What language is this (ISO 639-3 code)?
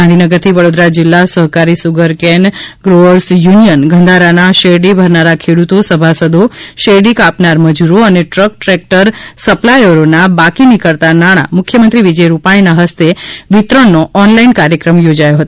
guj